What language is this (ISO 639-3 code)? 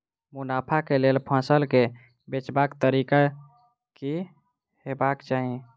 mai